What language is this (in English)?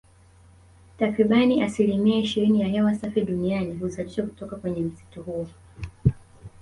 Swahili